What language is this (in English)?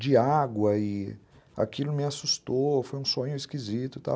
Portuguese